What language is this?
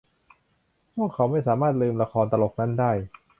Thai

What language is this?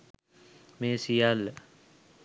Sinhala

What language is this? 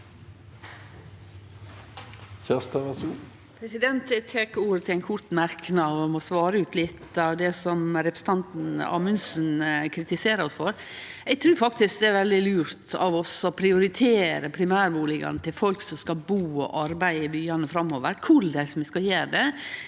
Norwegian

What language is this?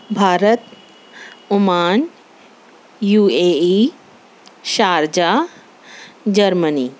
Urdu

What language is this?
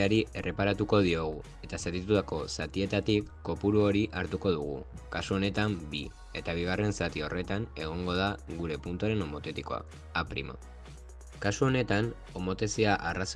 Basque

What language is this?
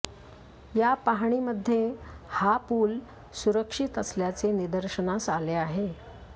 Marathi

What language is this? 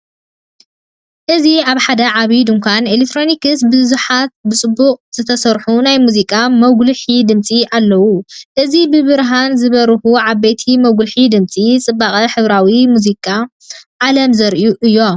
Tigrinya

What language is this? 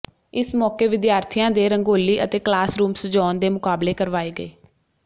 Punjabi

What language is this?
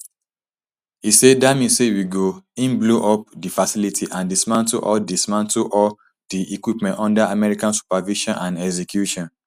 Nigerian Pidgin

